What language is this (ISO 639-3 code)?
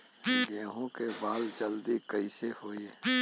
bho